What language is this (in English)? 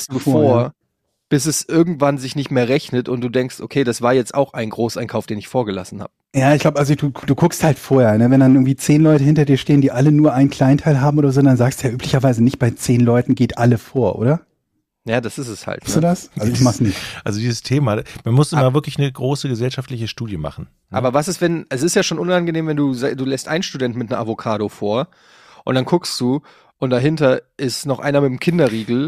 German